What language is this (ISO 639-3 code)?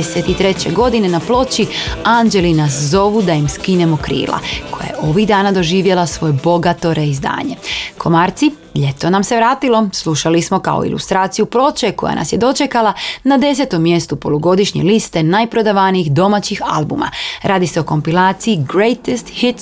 hrv